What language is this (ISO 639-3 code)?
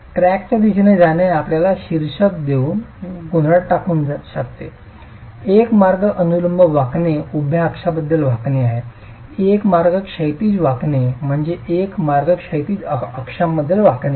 mar